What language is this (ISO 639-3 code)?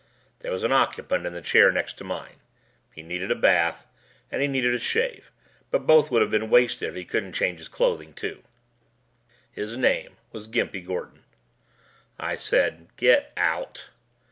eng